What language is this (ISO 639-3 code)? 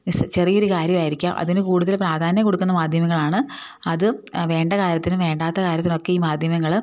mal